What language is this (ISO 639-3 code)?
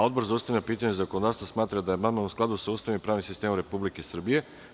srp